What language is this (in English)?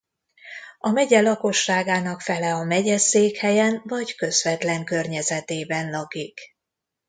Hungarian